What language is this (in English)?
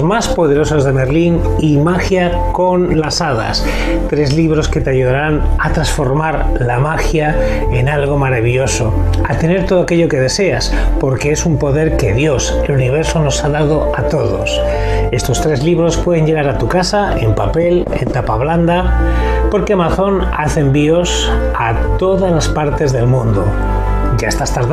Spanish